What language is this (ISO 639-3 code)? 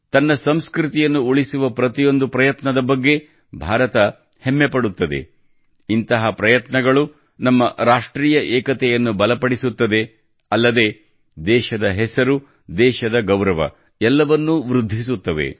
kan